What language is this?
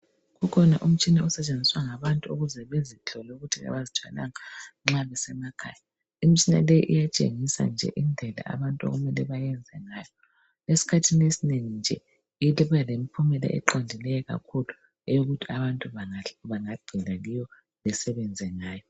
North Ndebele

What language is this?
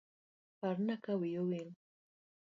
Luo (Kenya and Tanzania)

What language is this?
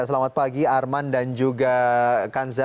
Indonesian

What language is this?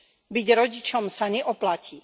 Slovak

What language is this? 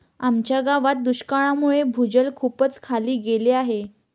Marathi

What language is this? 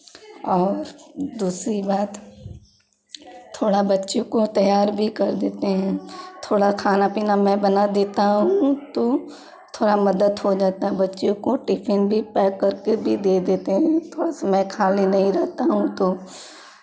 Hindi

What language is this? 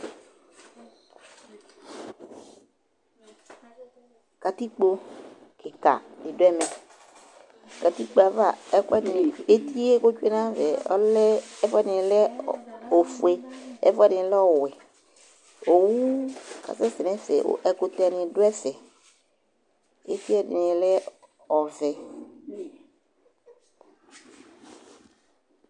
Ikposo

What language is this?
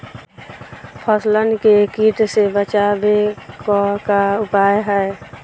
Bhojpuri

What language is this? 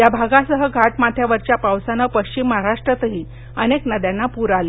Marathi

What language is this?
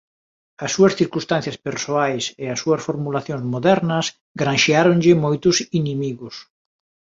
Galician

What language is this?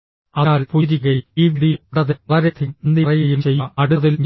Malayalam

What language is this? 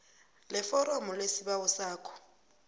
South Ndebele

